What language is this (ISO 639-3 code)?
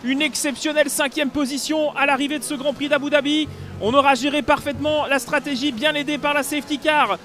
fra